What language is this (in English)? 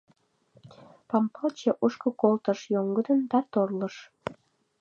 Mari